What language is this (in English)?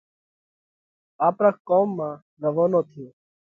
Parkari Koli